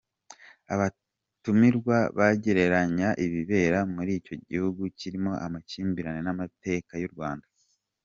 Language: Kinyarwanda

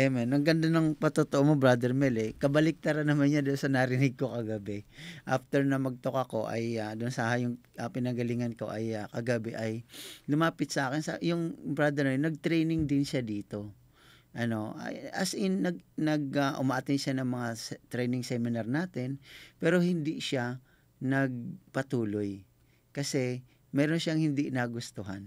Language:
Filipino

